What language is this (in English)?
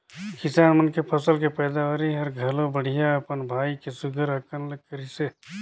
Chhattisgarhi